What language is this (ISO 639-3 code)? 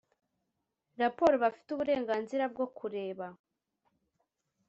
kin